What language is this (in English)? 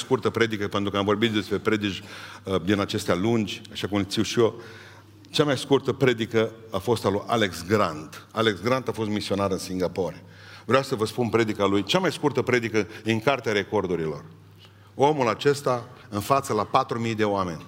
Romanian